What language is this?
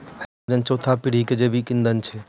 Maithili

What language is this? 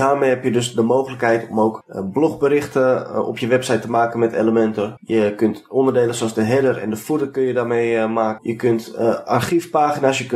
Dutch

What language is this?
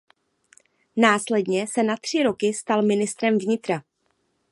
Czech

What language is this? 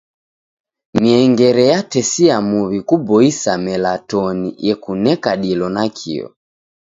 Taita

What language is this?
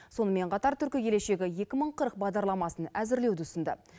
Kazakh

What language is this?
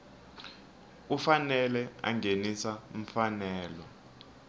Tsonga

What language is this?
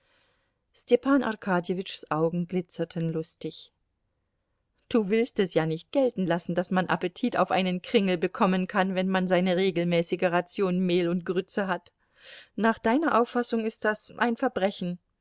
German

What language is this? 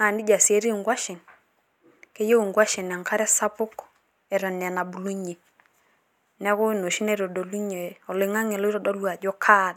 Masai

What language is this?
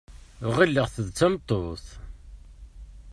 Kabyle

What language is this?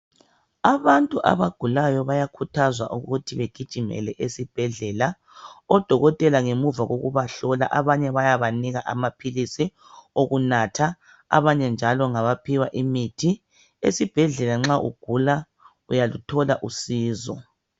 North Ndebele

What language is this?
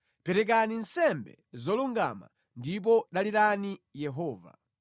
Nyanja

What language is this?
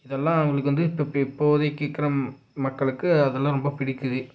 Tamil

